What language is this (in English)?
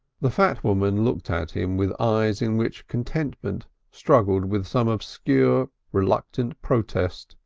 English